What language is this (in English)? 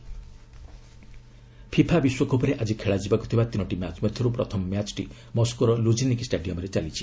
Odia